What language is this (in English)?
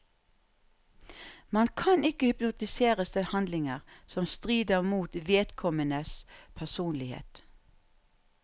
Norwegian